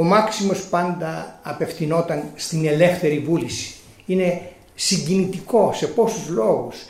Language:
Greek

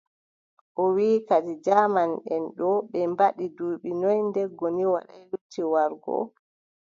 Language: Adamawa Fulfulde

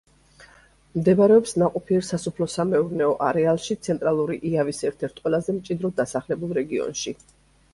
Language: Georgian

